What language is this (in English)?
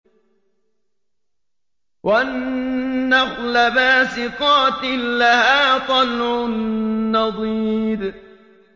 Arabic